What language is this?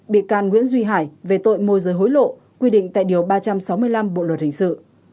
Vietnamese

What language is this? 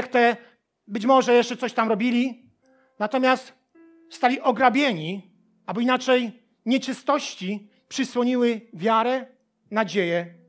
Polish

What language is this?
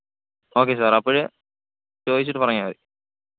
Malayalam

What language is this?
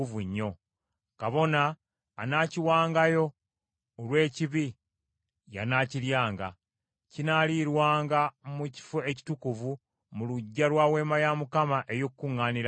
Ganda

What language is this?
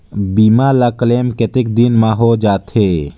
Chhattisgarhi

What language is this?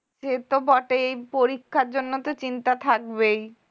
Bangla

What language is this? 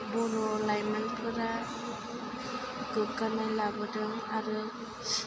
Bodo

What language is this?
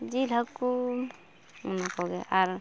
Santali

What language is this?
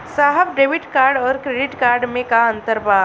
Bhojpuri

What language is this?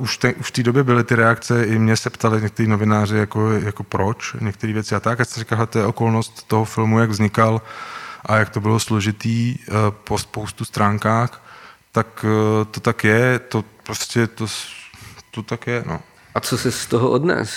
Czech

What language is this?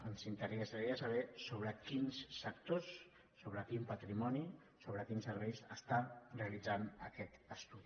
Catalan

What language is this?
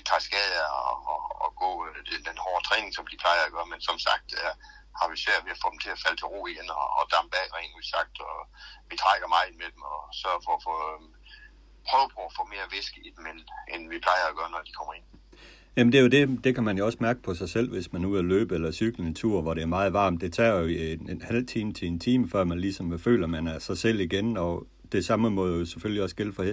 Danish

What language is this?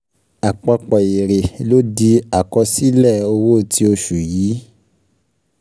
Yoruba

